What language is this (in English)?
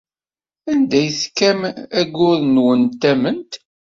Kabyle